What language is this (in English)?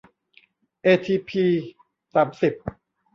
Thai